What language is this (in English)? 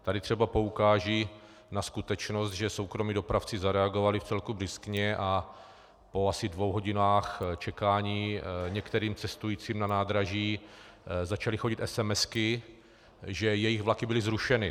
Czech